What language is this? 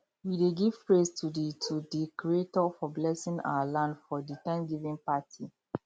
Nigerian Pidgin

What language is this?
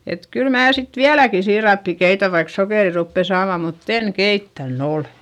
Finnish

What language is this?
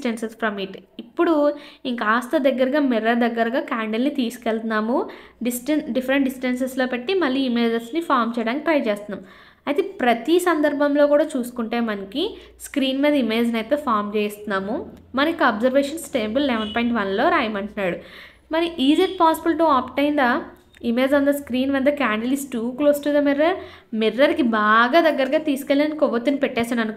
Telugu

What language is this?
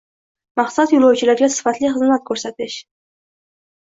Uzbek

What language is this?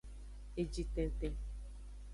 Aja (Benin)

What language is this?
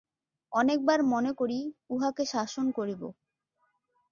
Bangla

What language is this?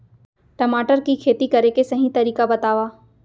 Chhattisgarhi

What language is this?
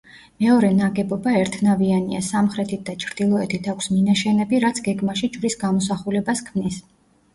Georgian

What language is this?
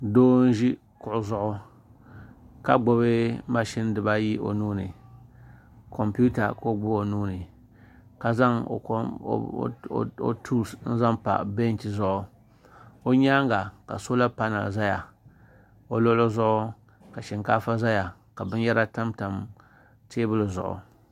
Dagbani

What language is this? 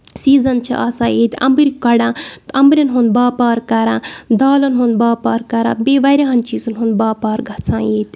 Kashmiri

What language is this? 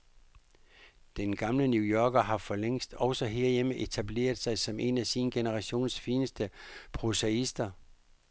Danish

